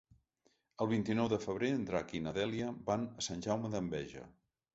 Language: Catalan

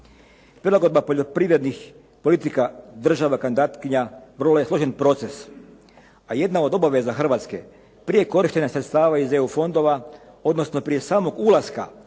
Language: Croatian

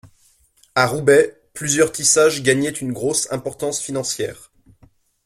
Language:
French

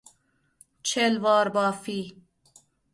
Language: Persian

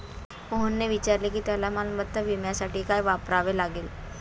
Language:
Marathi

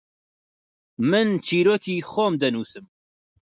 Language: Central Kurdish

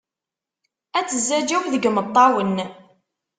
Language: Kabyle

